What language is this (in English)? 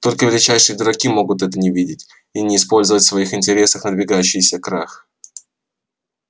Russian